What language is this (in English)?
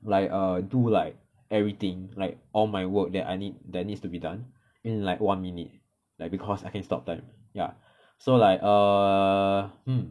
English